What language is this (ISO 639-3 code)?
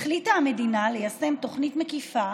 heb